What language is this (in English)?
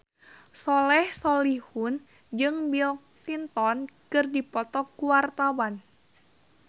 Sundanese